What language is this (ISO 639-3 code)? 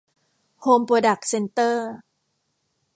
tha